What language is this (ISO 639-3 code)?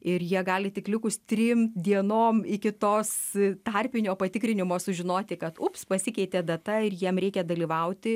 lit